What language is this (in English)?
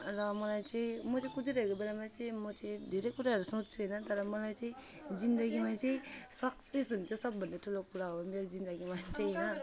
Nepali